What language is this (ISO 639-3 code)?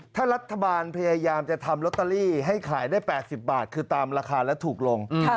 tha